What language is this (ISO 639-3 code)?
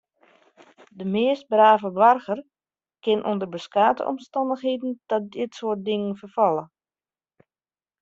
fry